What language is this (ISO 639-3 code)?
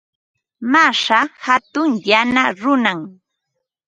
qva